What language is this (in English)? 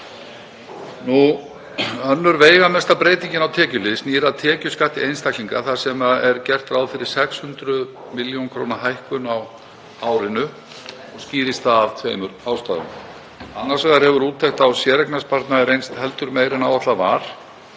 Icelandic